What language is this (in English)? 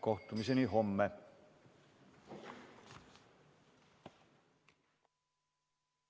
Estonian